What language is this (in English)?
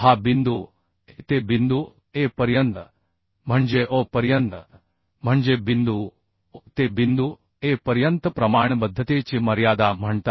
Marathi